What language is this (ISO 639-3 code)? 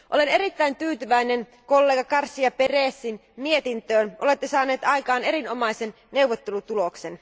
fin